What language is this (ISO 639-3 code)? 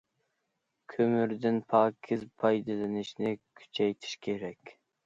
uig